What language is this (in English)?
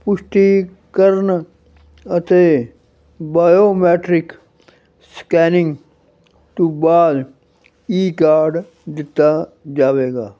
Punjabi